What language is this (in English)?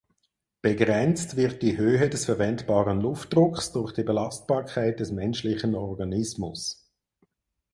German